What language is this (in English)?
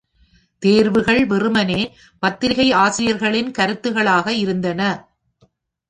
Tamil